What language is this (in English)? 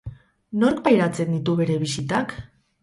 Basque